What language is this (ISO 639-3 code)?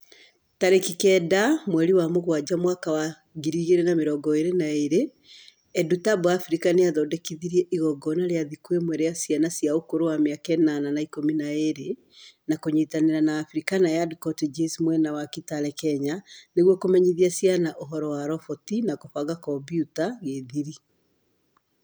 kik